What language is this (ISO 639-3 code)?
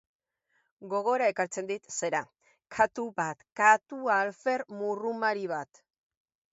eus